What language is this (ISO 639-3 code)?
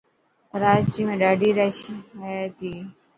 mki